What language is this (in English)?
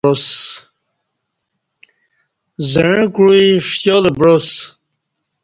Kati